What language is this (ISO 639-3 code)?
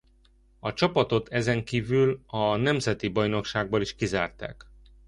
hun